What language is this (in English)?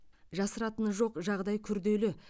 Kazakh